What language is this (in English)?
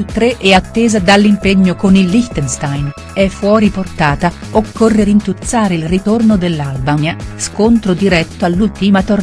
Italian